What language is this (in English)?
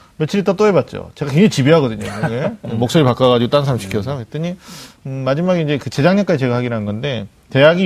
Korean